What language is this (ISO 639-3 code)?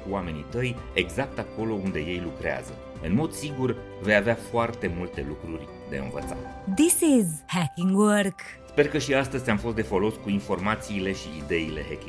ron